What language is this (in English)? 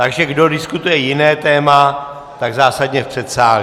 Czech